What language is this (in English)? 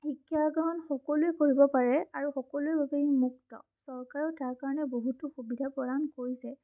Assamese